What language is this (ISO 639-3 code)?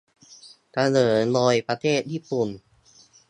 tha